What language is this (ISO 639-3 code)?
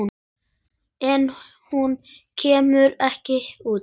isl